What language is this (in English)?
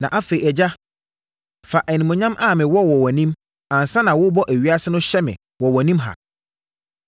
Akan